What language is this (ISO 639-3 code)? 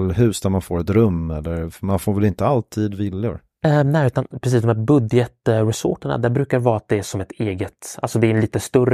swe